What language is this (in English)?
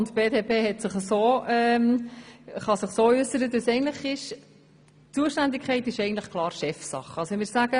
Swiss German